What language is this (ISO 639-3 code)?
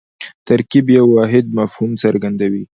pus